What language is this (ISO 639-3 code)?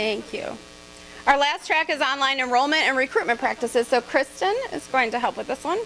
eng